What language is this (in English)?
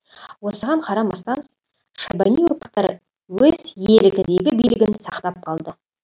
Kazakh